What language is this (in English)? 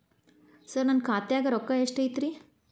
Kannada